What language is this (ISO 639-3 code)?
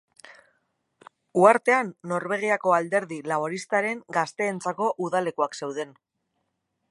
eus